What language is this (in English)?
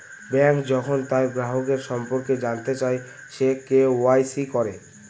Bangla